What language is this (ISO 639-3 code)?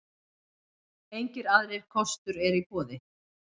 isl